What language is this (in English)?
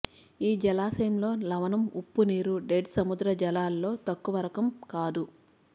Telugu